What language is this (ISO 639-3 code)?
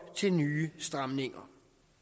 dan